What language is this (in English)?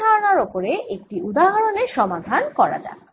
Bangla